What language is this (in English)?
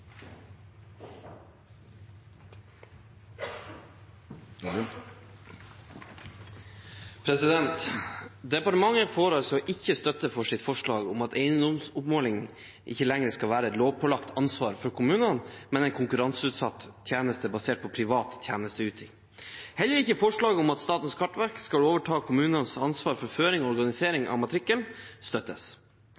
Norwegian Bokmål